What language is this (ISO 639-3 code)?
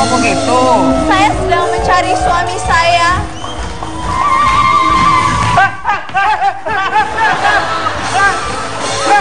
ind